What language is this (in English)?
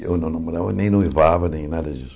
Portuguese